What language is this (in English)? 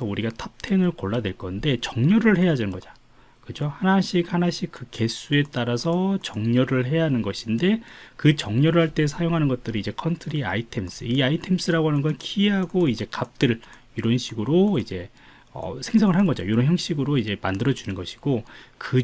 Korean